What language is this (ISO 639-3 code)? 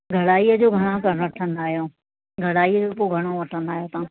snd